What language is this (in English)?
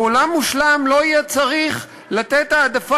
Hebrew